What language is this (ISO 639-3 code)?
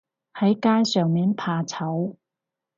yue